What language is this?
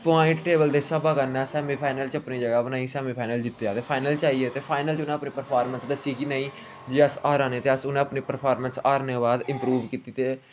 Dogri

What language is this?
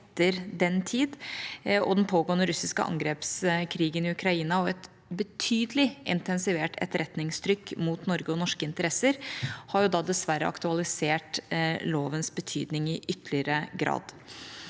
Norwegian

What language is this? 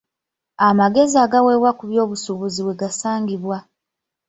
Ganda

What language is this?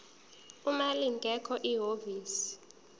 Zulu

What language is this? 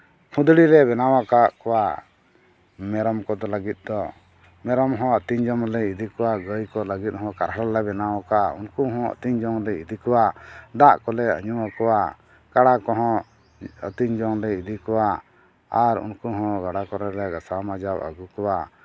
Santali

